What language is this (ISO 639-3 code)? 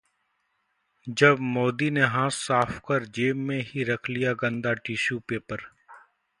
hin